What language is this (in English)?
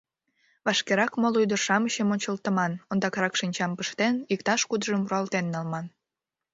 Mari